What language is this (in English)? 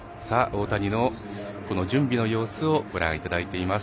Japanese